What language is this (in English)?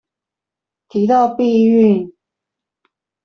Chinese